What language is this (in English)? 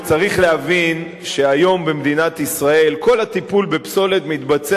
Hebrew